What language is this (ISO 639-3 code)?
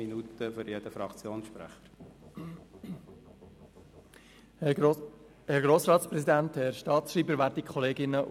gsw